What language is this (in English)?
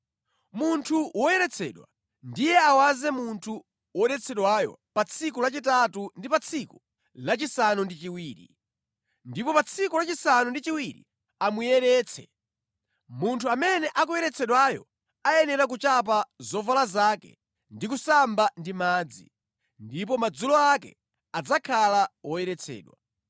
Nyanja